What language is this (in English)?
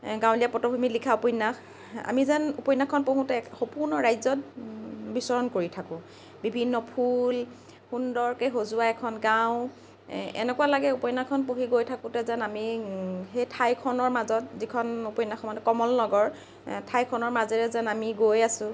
Assamese